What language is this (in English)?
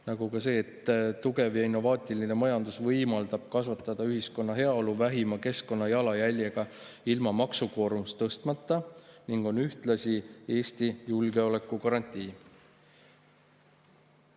Estonian